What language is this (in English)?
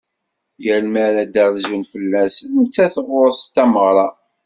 Kabyle